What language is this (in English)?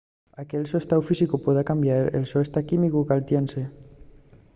Asturian